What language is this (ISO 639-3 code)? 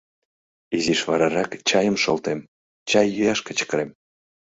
chm